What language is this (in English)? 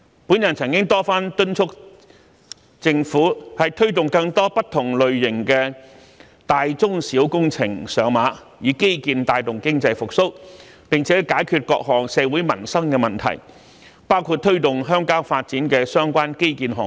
Cantonese